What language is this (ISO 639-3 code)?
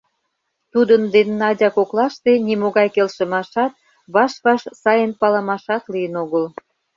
chm